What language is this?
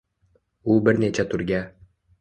Uzbek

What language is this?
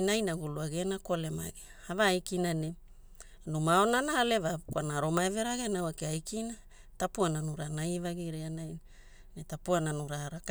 Hula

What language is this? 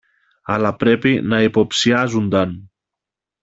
Greek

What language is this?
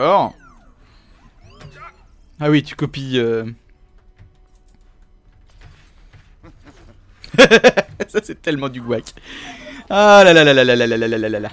French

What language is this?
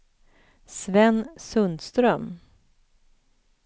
Swedish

